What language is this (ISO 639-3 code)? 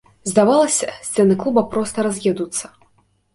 bel